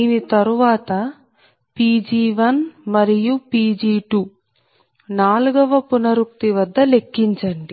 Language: Telugu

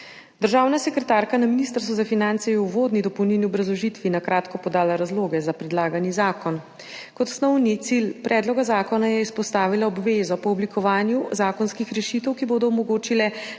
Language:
Slovenian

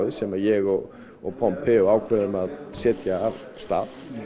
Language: Icelandic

